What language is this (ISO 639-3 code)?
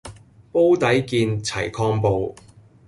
yue